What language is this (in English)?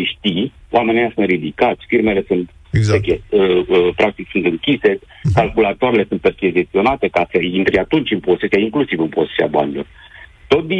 Romanian